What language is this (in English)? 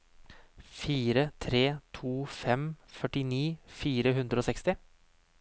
Norwegian